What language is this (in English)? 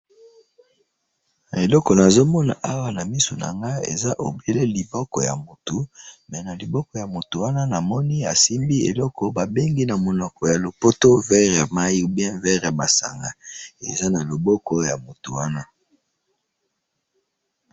Lingala